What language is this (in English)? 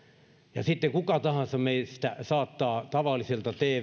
Finnish